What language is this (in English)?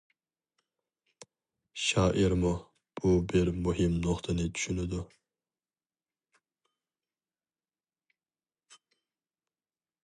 Uyghur